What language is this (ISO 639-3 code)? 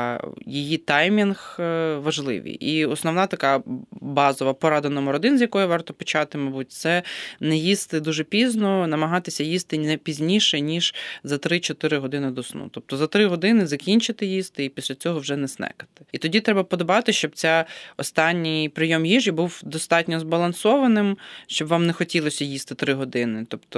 ukr